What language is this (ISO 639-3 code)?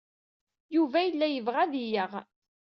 kab